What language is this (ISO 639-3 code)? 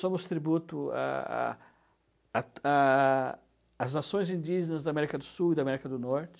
por